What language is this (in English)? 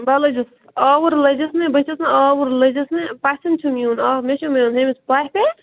Kashmiri